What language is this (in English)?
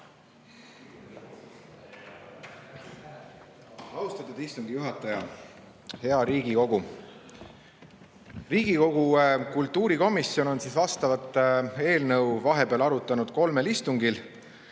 Estonian